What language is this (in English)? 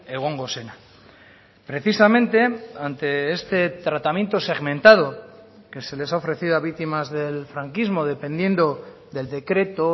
Spanish